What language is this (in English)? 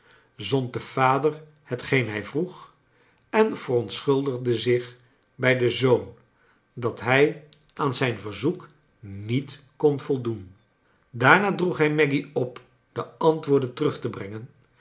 Dutch